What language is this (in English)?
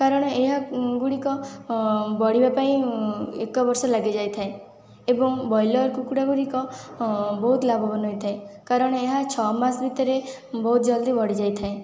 Odia